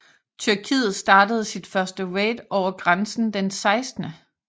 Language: Danish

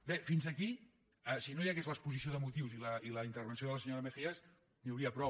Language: Catalan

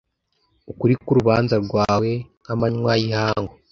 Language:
Kinyarwanda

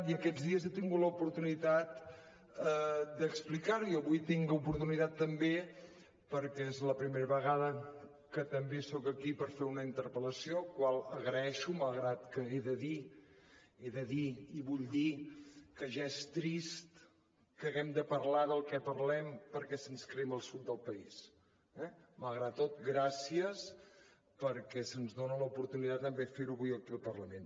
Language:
Catalan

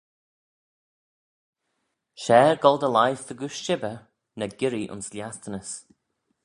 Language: Manx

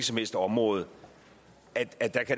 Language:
Danish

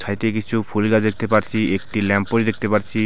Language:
Bangla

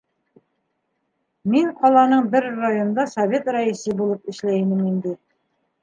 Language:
Bashkir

